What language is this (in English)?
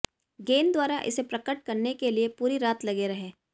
Hindi